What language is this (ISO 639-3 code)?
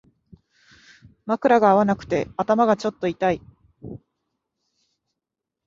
jpn